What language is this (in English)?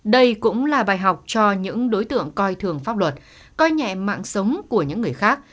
Vietnamese